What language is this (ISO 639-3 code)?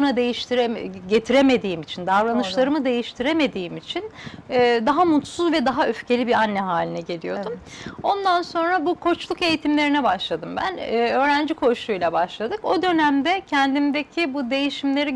tur